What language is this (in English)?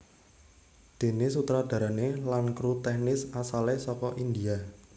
Javanese